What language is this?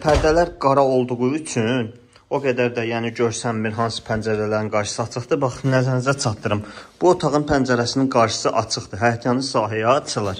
Turkish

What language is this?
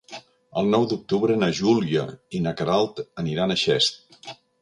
Catalan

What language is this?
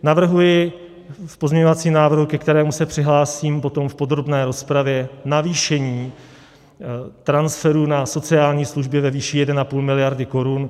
Czech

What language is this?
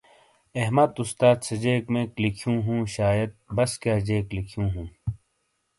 Shina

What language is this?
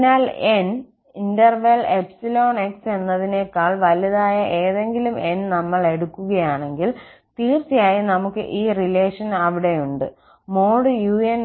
Malayalam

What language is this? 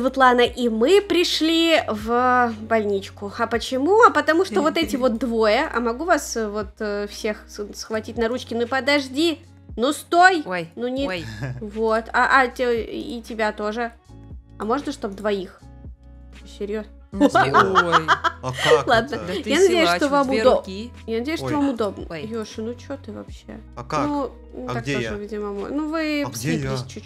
Russian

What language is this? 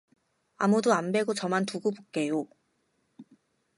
Korean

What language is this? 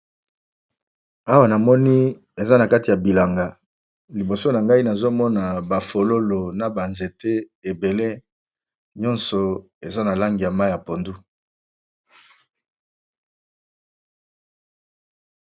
Lingala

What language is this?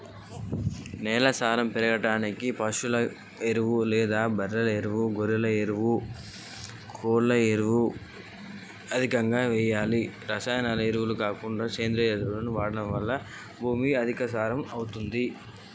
Telugu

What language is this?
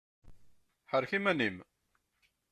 Kabyle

